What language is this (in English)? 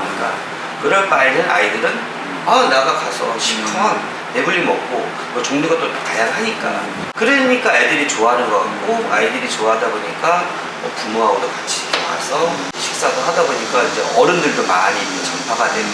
Korean